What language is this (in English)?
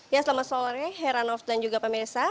Indonesian